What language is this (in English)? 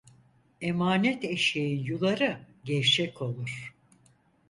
Turkish